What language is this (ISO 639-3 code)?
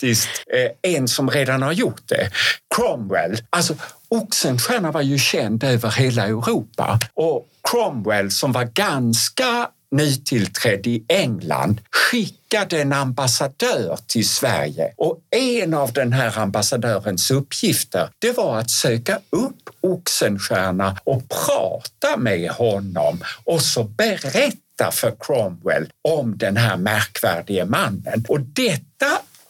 swe